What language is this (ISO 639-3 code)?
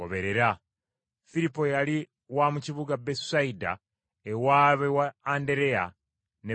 lug